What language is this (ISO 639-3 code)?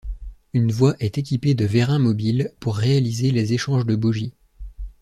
fra